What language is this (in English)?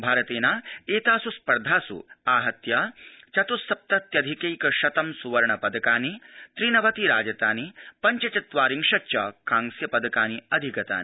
Sanskrit